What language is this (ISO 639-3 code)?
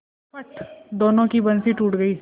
hin